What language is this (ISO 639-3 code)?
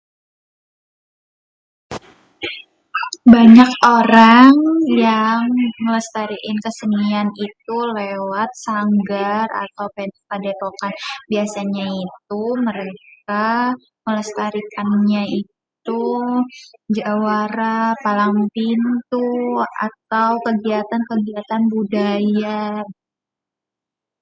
bew